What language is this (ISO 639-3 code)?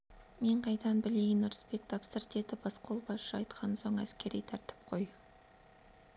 kaz